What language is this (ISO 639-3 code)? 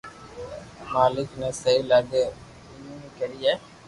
lrk